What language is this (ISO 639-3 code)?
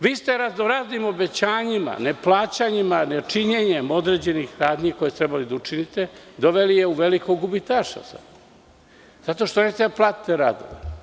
srp